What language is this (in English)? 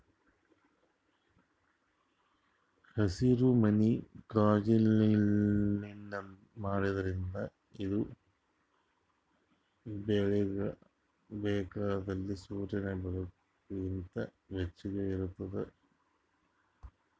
Kannada